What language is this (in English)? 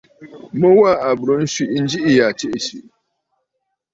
Bafut